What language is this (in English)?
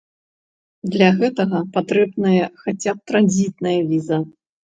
Belarusian